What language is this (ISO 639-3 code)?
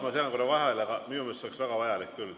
est